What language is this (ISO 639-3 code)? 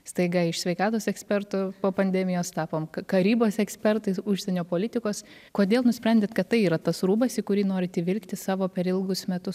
lit